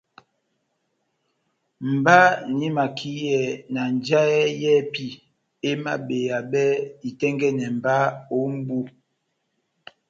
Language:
Batanga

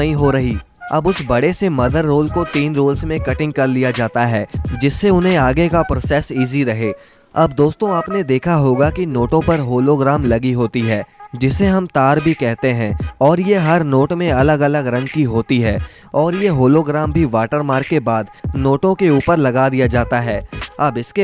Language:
Hindi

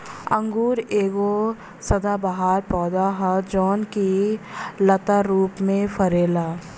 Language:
Bhojpuri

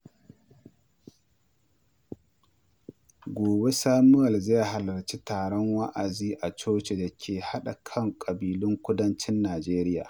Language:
Hausa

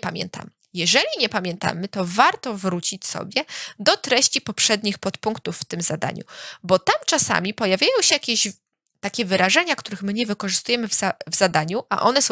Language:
Polish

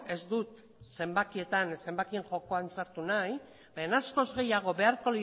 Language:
Basque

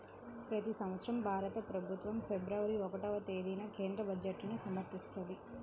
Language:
Telugu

